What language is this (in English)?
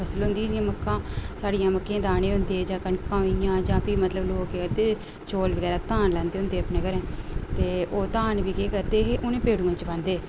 Dogri